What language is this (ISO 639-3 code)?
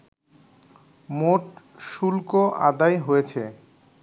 ben